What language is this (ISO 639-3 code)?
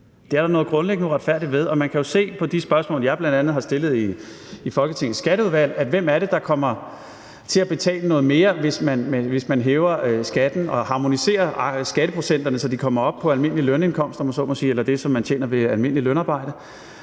dan